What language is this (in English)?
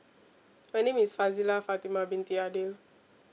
English